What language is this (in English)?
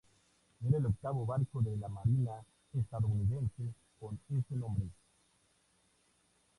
Spanish